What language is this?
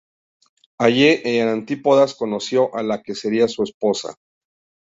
Spanish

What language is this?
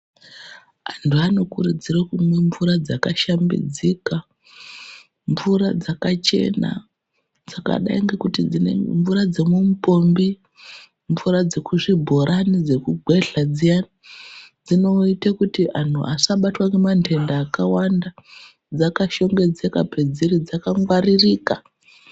Ndau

